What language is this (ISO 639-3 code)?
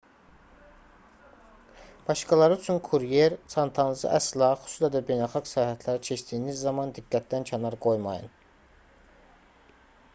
aze